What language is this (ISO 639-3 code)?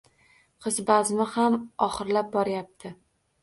uzb